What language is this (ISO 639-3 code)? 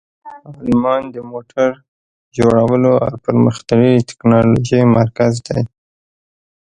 pus